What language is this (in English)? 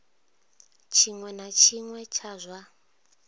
Venda